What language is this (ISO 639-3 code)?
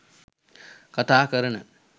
sin